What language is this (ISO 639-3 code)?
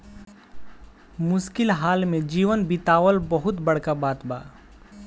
bho